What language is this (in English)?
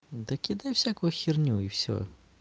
Russian